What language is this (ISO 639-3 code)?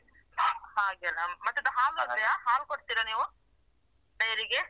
kan